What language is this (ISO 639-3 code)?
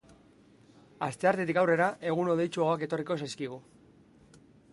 eus